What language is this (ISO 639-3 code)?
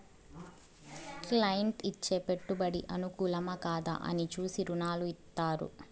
tel